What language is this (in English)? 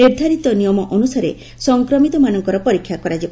Odia